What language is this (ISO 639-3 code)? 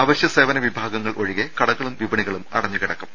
mal